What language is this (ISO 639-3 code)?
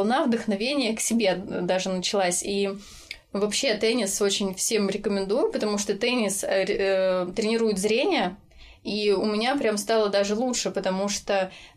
rus